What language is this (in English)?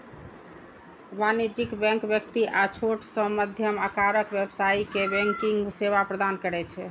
Maithili